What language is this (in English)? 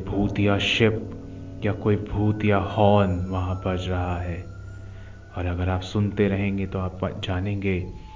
Hindi